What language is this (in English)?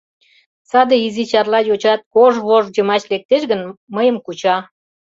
Mari